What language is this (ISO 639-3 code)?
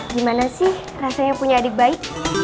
ind